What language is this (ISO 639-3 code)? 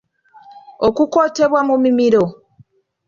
lug